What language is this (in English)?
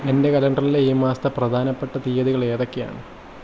Malayalam